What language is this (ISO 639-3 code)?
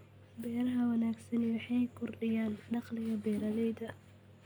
som